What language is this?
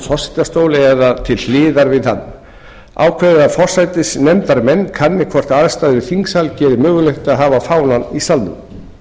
Icelandic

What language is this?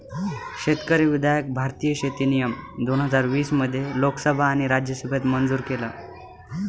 Marathi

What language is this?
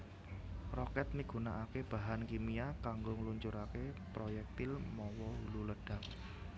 Javanese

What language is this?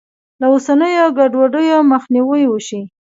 Pashto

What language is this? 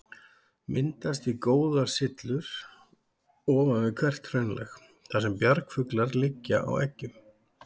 Icelandic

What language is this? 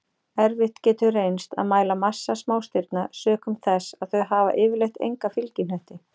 Icelandic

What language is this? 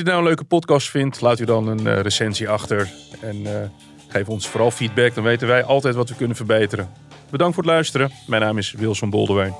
Dutch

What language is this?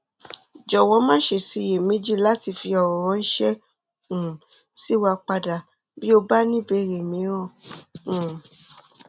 Yoruba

